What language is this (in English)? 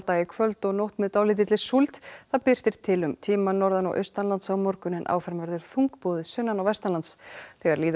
Icelandic